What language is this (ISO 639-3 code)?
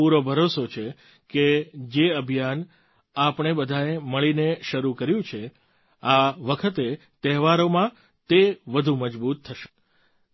guj